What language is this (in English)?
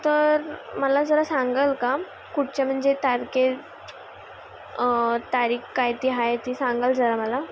Marathi